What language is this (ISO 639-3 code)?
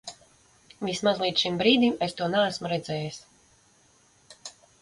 lav